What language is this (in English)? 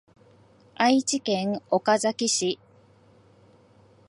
Japanese